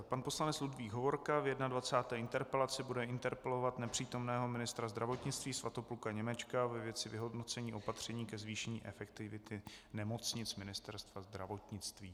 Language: Czech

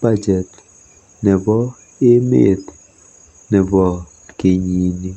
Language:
Kalenjin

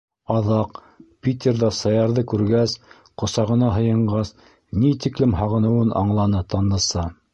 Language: Bashkir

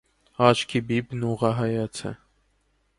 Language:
Armenian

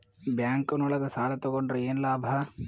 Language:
Kannada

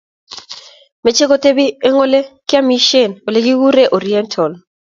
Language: Kalenjin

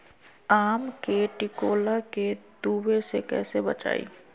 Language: Magahi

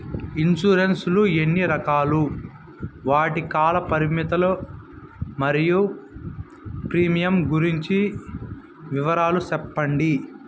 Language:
Telugu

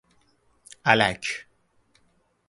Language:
Persian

